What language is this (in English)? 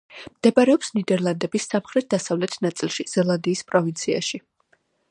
Georgian